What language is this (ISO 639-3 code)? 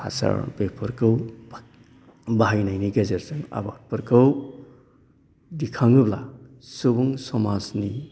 brx